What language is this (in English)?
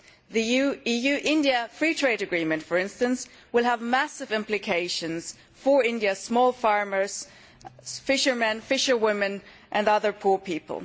English